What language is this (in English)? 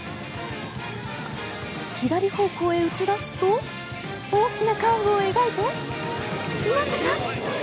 Japanese